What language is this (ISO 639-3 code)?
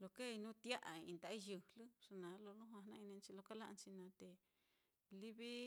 vmm